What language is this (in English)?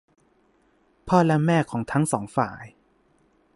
Thai